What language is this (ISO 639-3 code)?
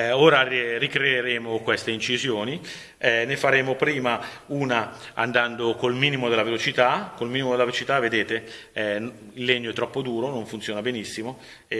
ita